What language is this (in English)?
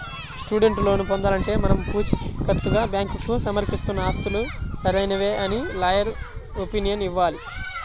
Telugu